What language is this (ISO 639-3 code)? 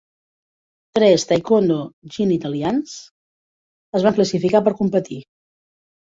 cat